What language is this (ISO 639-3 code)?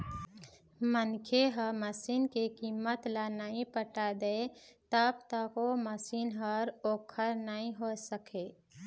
hne